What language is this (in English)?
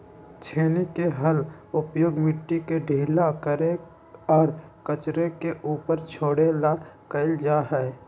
Magahi